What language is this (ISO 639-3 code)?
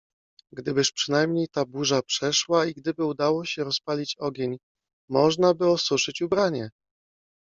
pol